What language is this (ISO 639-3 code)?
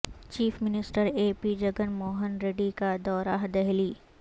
urd